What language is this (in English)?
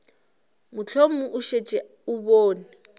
Northern Sotho